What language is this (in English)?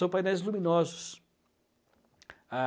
Portuguese